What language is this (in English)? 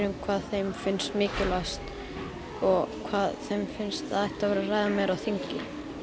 Icelandic